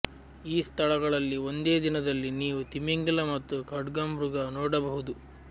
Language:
Kannada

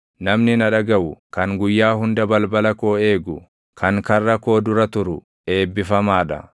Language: Oromo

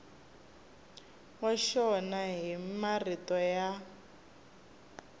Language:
Tsonga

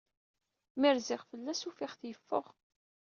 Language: Kabyle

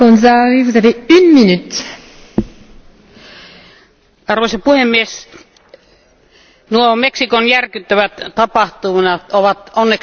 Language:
Finnish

